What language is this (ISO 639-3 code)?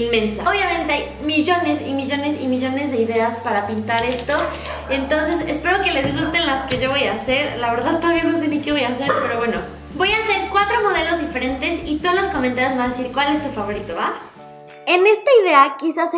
spa